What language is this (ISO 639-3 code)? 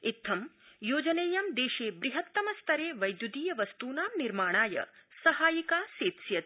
san